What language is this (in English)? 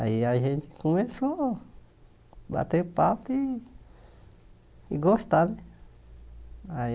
Portuguese